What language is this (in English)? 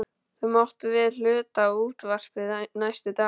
Icelandic